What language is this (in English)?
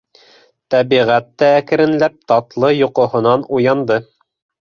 Bashkir